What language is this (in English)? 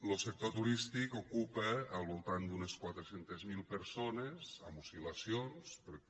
Catalan